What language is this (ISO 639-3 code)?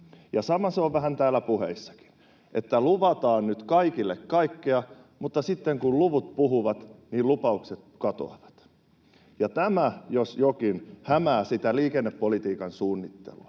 fin